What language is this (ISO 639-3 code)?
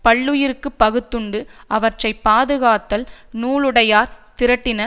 tam